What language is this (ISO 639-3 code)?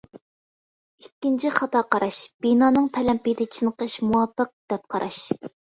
uig